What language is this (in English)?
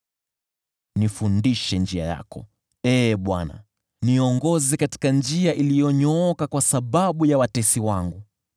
Swahili